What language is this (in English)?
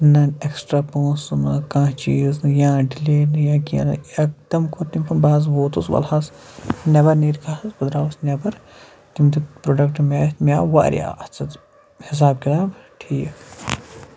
Kashmiri